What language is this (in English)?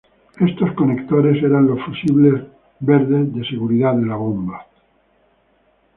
Spanish